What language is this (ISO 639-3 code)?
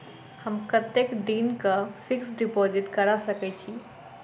mai